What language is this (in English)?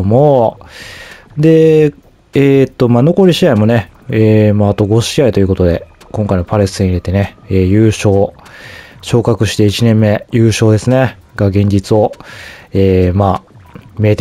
Japanese